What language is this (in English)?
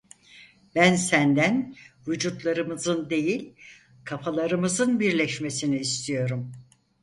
Turkish